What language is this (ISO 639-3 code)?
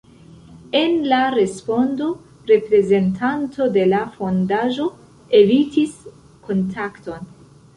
epo